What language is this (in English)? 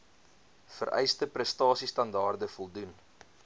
Afrikaans